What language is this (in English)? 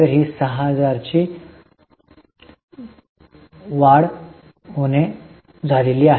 Marathi